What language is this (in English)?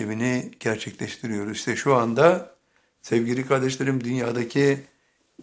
Turkish